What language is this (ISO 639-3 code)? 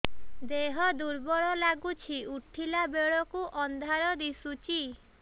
ori